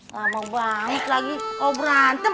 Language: Indonesian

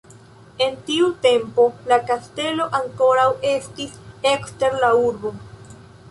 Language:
Esperanto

